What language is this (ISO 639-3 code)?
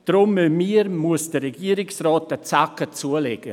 gsw